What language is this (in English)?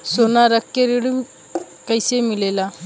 Bhojpuri